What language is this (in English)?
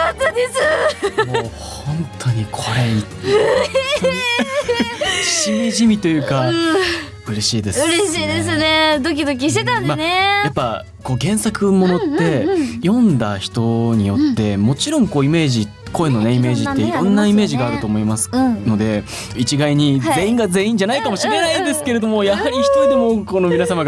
Japanese